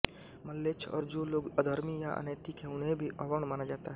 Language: Hindi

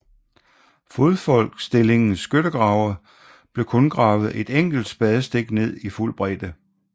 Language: Danish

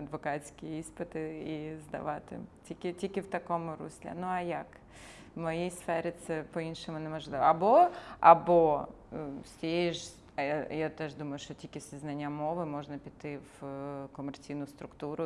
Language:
Ukrainian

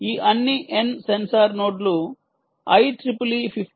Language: Telugu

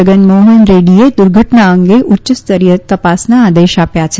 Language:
Gujarati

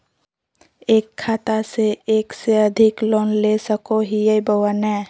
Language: Magahi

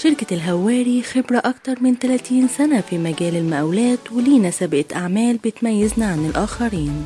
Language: Arabic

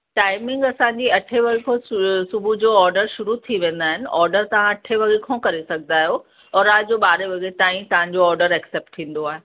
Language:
Sindhi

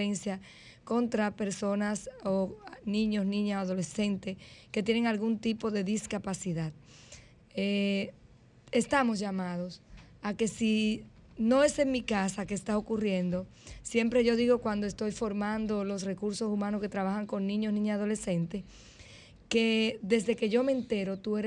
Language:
Spanish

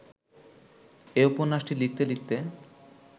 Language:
Bangla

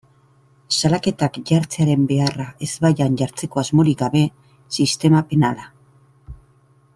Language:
Basque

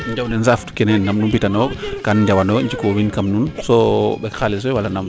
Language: Serer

